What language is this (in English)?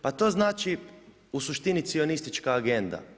Croatian